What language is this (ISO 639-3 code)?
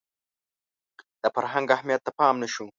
pus